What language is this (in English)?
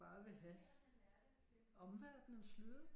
Danish